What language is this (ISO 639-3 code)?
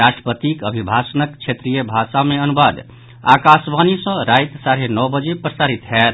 mai